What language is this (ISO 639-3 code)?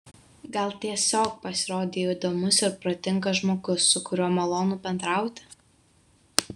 lit